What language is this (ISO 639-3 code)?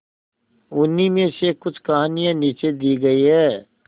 hin